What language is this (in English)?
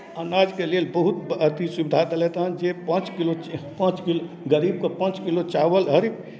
Maithili